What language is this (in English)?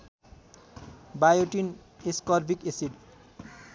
Nepali